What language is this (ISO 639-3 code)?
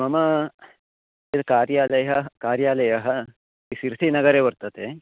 san